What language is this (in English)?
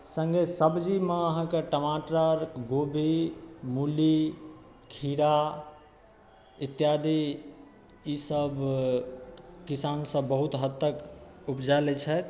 Maithili